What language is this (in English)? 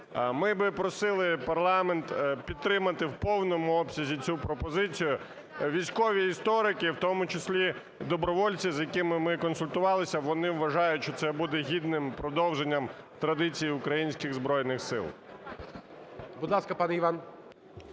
Ukrainian